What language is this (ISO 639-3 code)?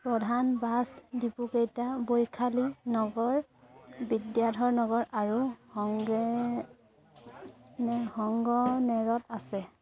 asm